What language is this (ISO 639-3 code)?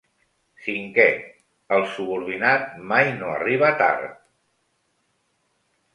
cat